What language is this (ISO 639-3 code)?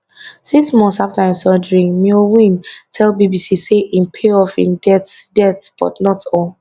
pcm